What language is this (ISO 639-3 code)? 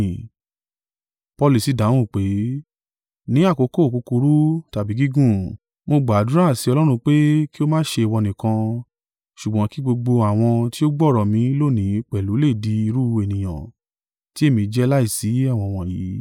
yor